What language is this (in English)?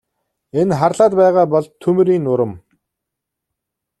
Mongolian